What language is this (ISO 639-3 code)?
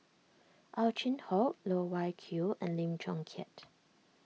eng